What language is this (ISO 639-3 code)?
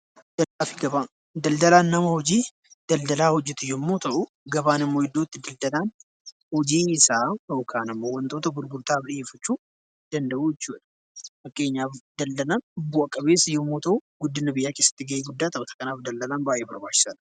orm